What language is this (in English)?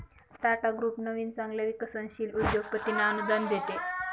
Marathi